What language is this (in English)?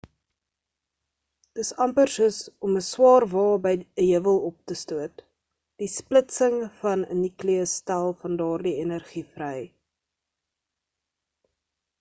Afrikaans